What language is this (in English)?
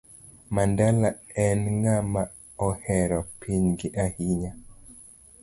Luo (Kenya and Tanzania)